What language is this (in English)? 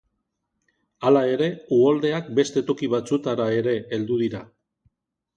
Basque